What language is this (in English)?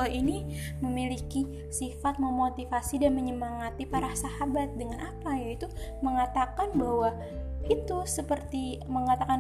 Indonesian